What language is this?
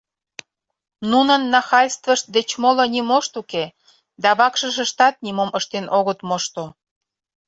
Mari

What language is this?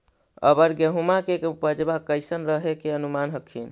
Magahi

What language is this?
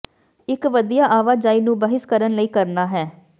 Punjabi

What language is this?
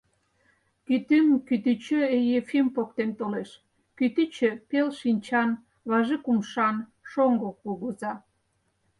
Mari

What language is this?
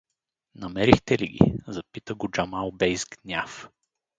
Bulgarian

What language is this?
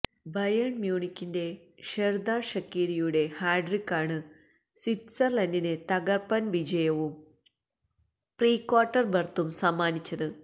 Malayalam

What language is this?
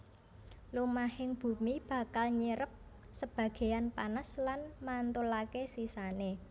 Javanese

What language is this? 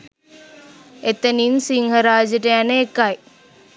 Sinhala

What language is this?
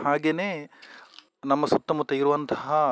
Kannada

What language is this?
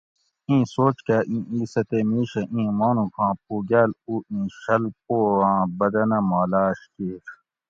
Gawri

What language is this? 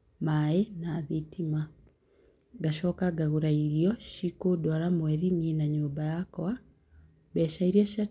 Kikuyu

